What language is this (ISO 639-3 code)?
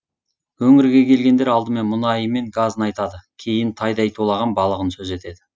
kaz